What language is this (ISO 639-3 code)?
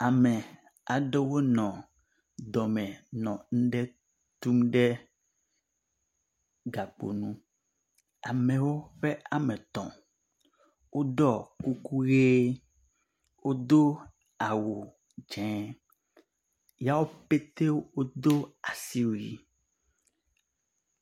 ewe